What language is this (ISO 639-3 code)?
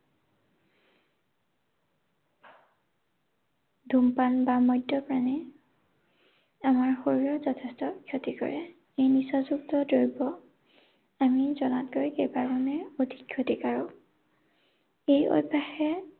asm